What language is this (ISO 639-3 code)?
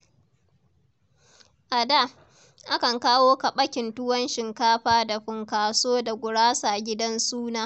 hau